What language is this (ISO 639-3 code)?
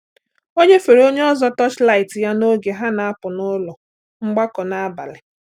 ibo